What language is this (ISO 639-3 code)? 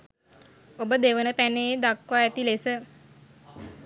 sin